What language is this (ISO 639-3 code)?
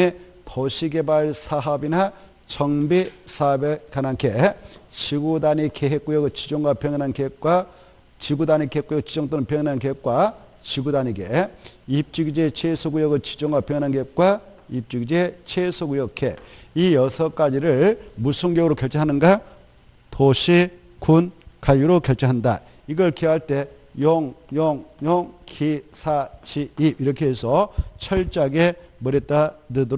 kor